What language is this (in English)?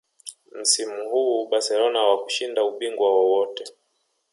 Swahili